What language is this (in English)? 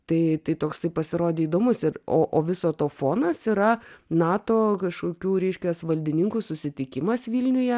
Lithuanian